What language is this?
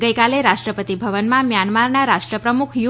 Gujarati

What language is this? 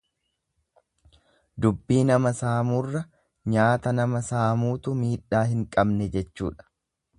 Oromo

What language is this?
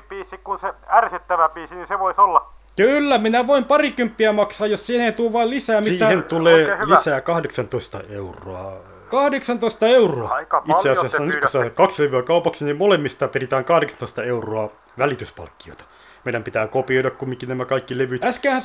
Finnish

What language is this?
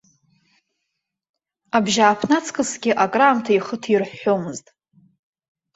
Abkhazian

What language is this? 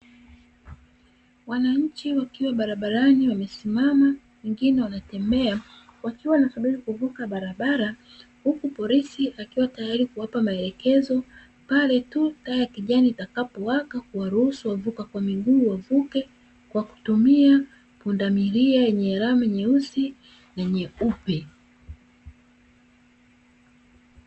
Swahili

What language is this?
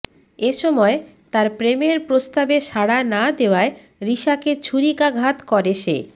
Bangla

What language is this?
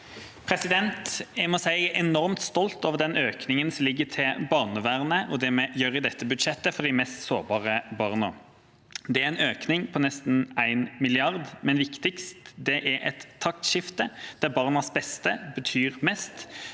Norwegian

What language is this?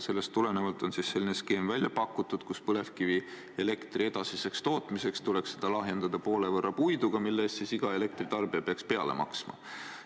Estonian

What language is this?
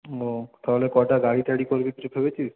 Bangla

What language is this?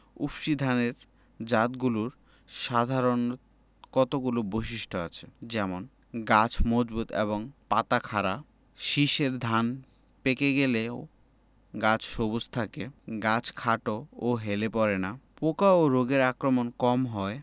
Bangla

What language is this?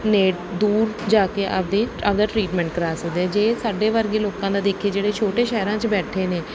Punjabi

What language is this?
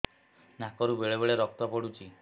Odia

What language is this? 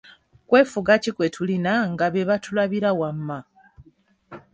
Ganda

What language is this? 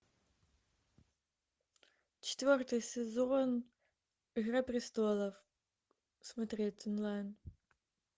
Russian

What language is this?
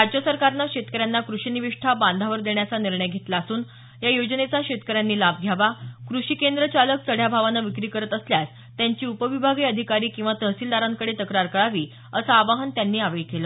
Marathi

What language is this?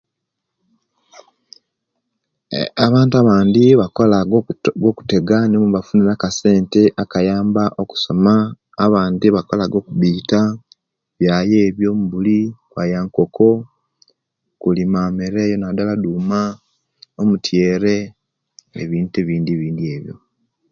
Kenyi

